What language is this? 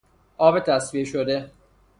Persian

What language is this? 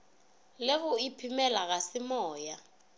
Northern Sotho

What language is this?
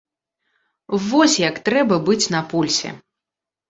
Belarusian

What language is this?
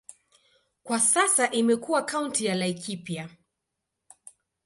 Swahili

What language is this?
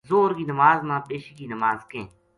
Gujari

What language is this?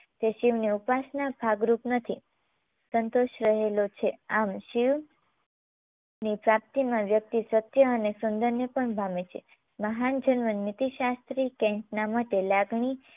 Gujarati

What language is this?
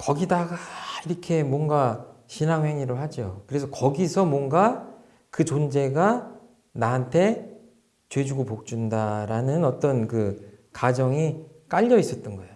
Korean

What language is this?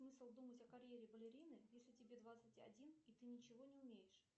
Russian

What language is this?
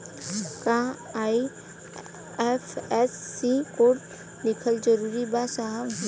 Bhojpuri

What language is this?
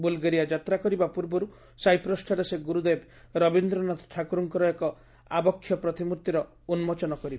Odia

